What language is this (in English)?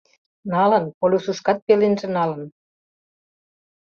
Mari